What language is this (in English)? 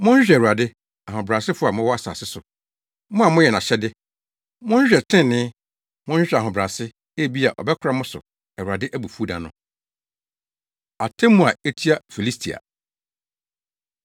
Akan